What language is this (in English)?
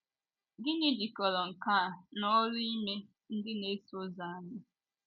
Igbo